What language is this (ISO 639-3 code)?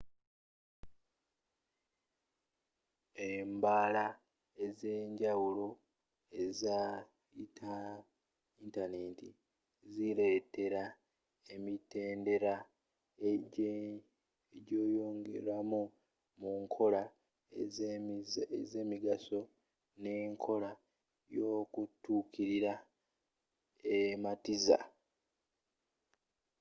lug